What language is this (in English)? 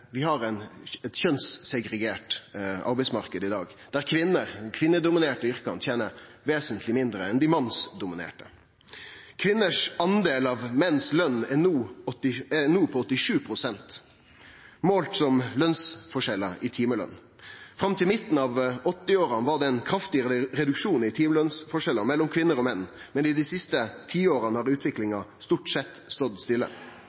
Norwegian Nynorsk